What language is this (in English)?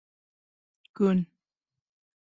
Bashkir